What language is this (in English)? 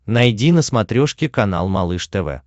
Russian